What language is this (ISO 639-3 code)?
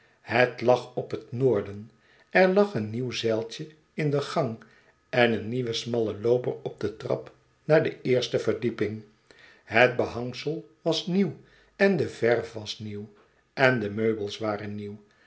nld